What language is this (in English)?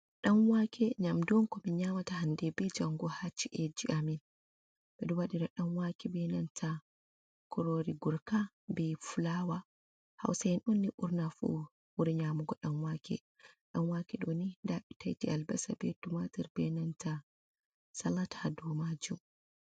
Fula